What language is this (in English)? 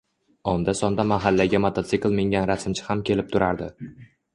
Uzbek